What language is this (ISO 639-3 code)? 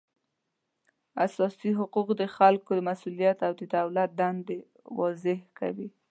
pus